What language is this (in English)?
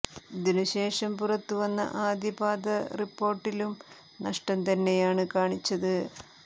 Malayalam